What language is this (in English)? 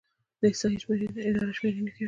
Pashto